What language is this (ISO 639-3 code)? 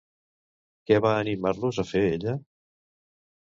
cat